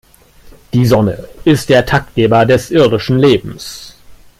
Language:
German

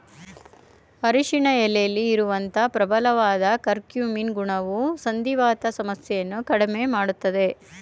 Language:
Kannada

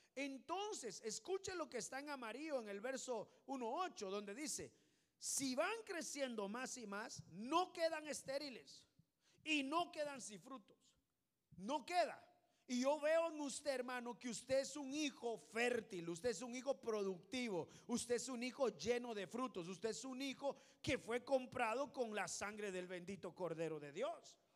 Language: Spanish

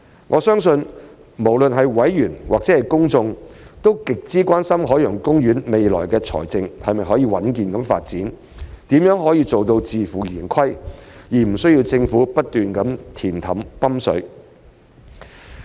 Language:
Cantonese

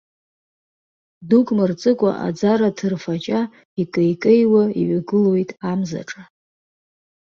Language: Abkhazian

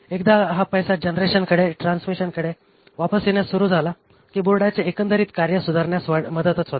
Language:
Marathi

